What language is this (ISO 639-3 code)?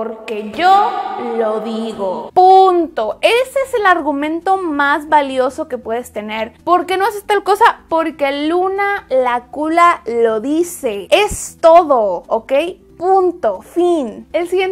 spa